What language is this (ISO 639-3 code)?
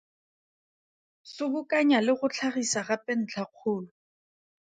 tsn